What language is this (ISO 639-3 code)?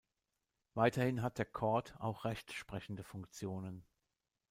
deu